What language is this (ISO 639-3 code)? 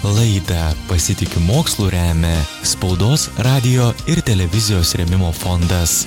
lit